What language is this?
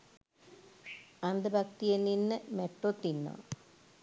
Sinhala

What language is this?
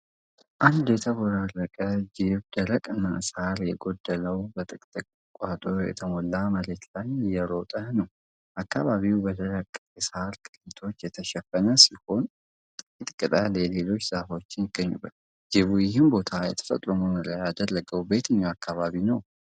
Amharic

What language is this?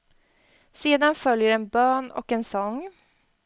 Swedish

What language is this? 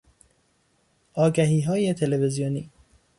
Persian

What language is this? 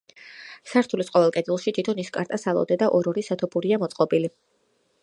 Georgian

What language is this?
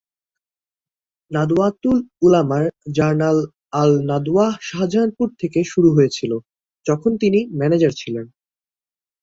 Bangla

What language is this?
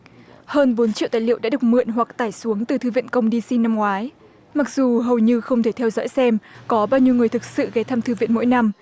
Vietnamese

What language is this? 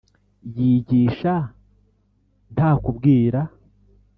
Kinyarwanda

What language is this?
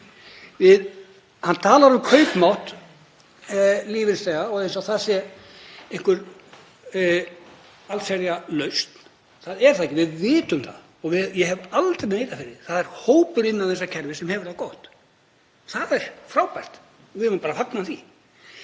Icelandic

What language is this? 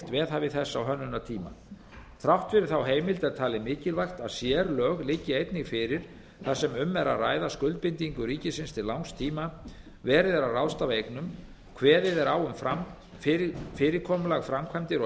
Icelandic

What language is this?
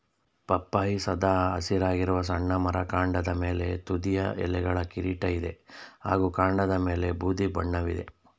Kannada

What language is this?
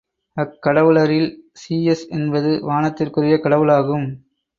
Tamil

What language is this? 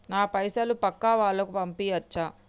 Telugu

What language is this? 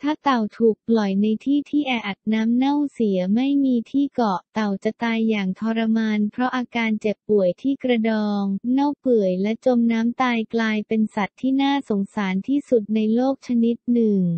Thai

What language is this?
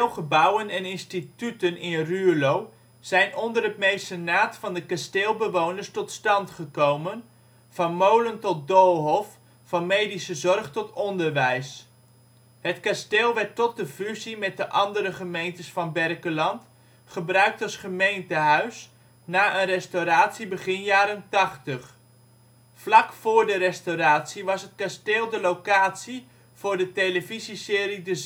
Dutch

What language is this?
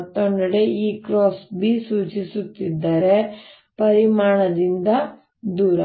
Kannada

